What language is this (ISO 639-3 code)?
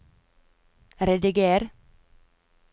nor